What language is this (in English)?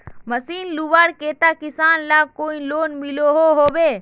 Magahi